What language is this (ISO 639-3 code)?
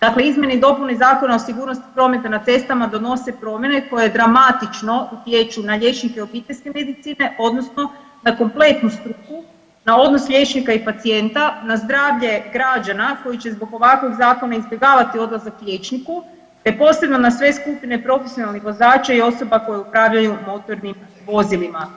hrv